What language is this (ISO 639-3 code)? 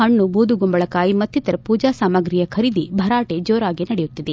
kan